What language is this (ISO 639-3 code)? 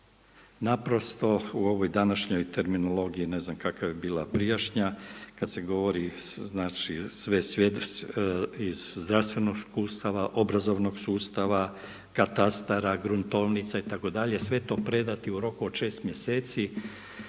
hrv